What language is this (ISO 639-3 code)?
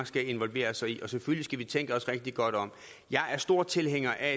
dan